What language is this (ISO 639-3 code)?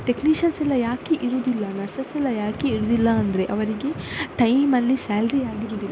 kan